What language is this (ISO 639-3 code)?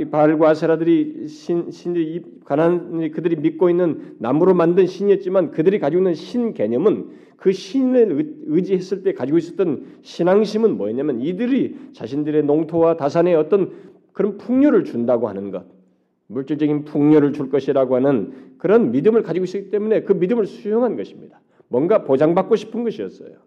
kor